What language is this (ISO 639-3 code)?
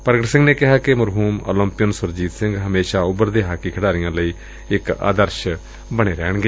pan